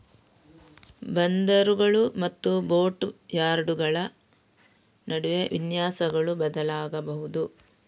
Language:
Kannada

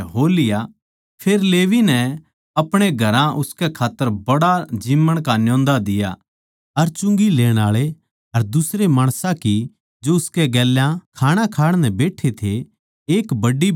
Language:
Haryanvi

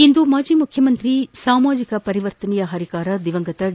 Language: Kannada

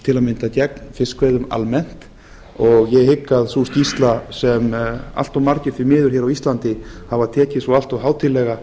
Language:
Icelandic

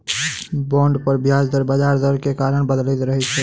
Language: Maithili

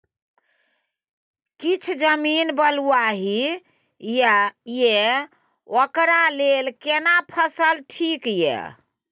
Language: Maithili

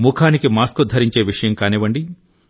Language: Telugu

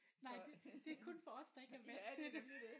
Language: Danish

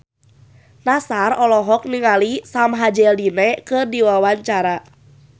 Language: Sundanese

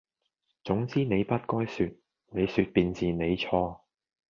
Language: Cantonese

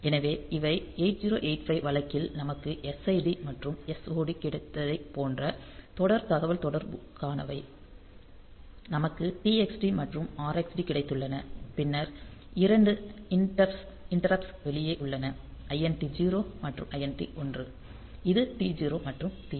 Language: Tamil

